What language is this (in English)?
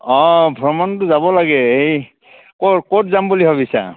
Assamese